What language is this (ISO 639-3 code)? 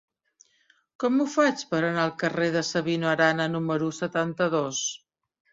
cat